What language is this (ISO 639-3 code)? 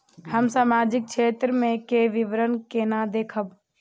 mai